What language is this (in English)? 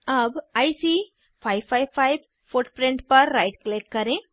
Hindi